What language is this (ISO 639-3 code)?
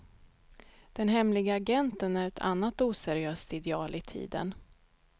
swe